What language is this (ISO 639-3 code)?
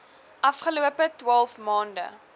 afr